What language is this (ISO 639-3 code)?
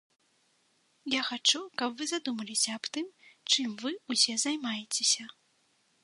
bel